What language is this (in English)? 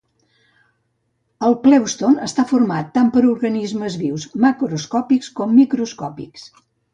Catalan